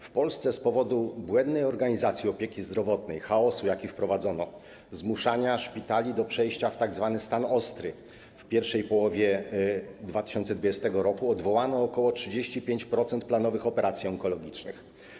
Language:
Polish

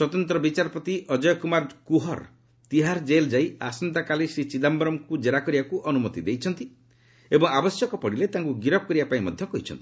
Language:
Odia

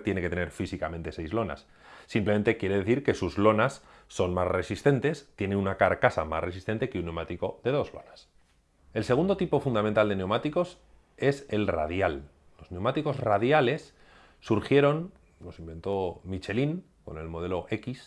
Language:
Spanish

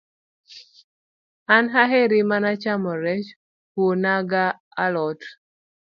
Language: Luo (Kenya and Tanzania)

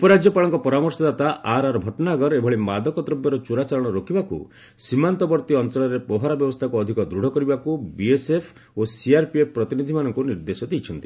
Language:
Odia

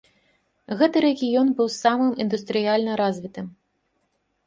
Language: Belarusian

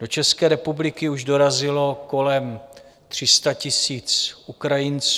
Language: Czech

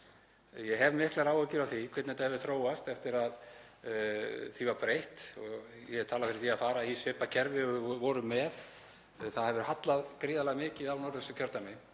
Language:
Icelandic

